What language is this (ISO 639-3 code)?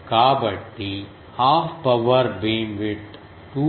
tel